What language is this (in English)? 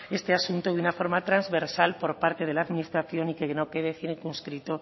Spanish